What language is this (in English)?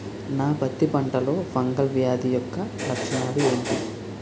Telugu